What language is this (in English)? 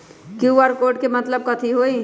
Magahi